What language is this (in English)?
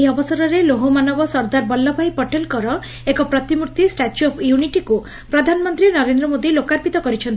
Odia